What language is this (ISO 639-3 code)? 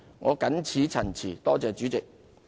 yue